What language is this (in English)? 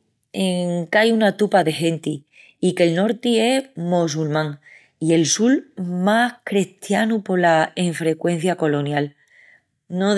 Extremaduran